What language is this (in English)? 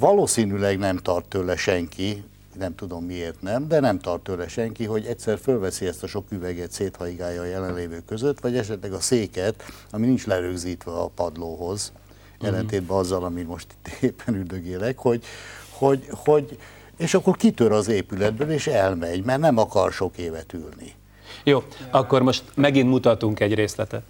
Hungarian